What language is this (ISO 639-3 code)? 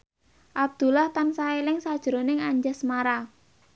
jav